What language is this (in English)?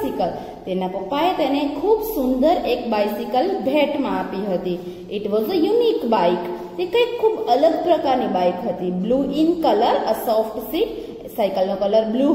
Hindi